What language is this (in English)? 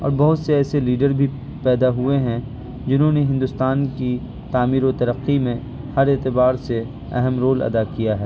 Urdu